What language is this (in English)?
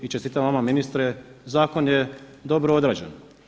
Croatian